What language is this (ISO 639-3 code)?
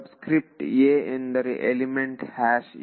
kan